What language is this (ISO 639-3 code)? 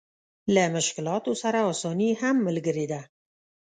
pus